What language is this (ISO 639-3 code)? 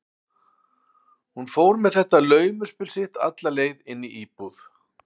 isl